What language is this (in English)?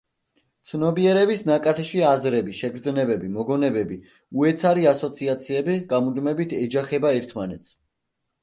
Georgian